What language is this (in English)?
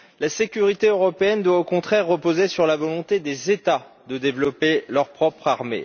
French